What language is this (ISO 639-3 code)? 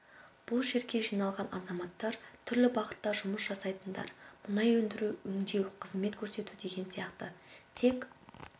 kaz